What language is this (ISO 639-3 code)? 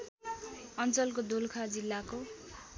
nep